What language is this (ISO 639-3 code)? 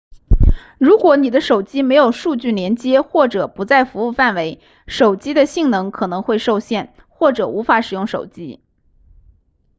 zho